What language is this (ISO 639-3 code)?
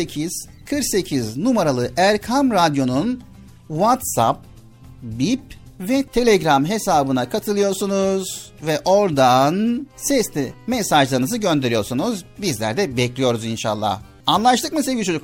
tur